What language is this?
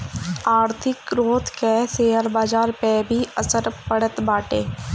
Bhojpuri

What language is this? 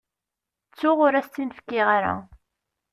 Kabyle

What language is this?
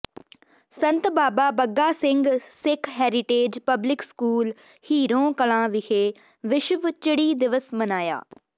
Punjabi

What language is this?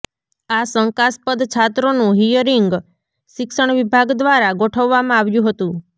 Gujarati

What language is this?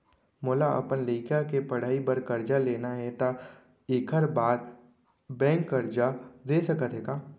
Chhattisgarhi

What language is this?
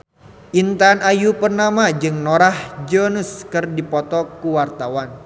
Sundanese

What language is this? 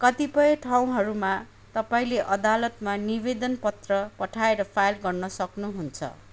Nepali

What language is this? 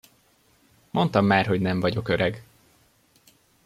Hungarian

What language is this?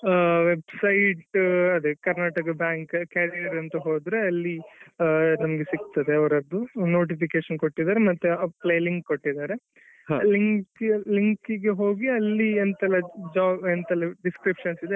Kannada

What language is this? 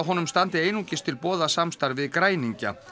Icelandic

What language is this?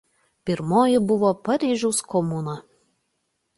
Lithuanian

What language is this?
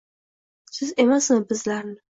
Uzbek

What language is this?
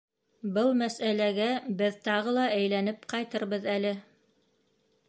Bashkir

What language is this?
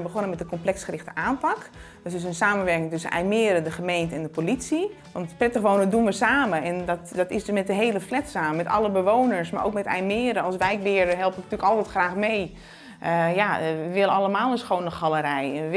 Dutch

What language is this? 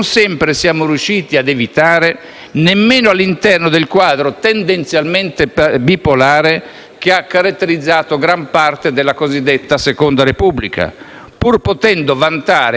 Italian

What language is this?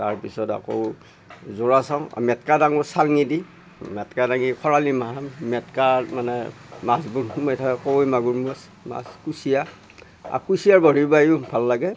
Assamese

